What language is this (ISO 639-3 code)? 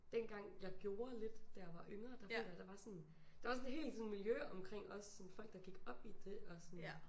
dan